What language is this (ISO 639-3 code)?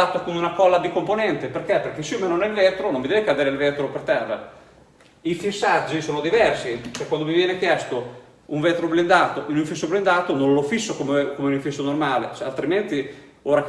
ita